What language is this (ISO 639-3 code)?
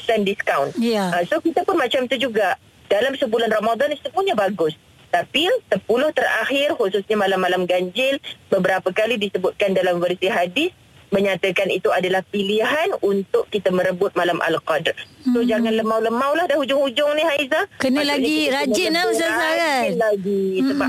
msa